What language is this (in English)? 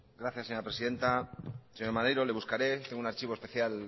Spanish